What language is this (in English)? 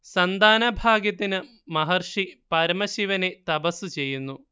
Malayalam